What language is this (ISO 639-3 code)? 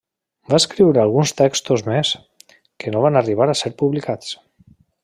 cat